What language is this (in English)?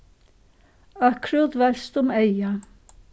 Faroese